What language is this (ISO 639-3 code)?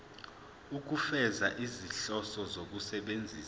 zul